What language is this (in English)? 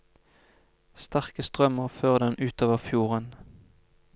Norwegian